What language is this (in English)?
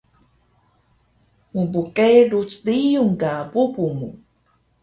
Taroko